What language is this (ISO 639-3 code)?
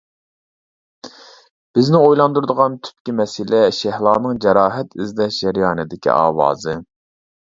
uig